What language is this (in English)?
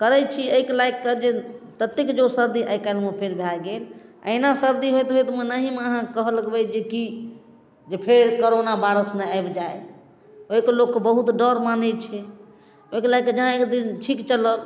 Maithili